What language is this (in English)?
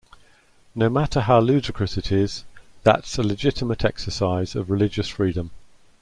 English